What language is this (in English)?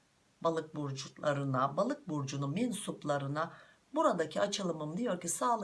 Turkish